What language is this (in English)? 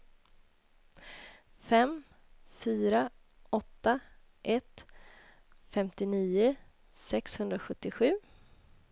Swedish